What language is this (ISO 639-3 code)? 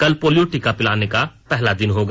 hin